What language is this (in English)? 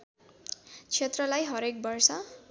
Nepali